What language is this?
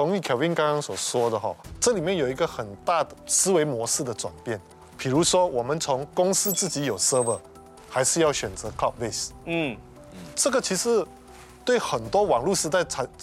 Chinese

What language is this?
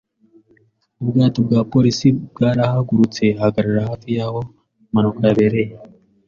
Kinyarwanda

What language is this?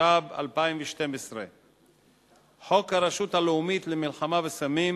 Hebrew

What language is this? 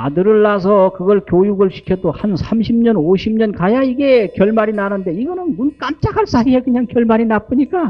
Korean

